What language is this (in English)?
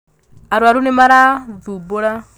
Kikuyu